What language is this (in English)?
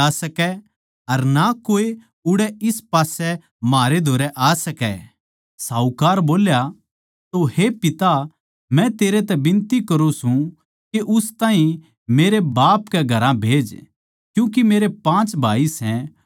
Haryanvi